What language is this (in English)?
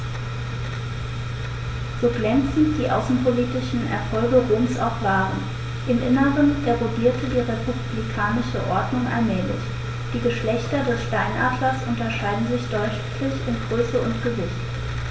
German